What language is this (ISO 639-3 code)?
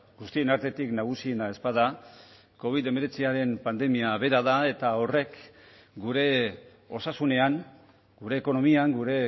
eus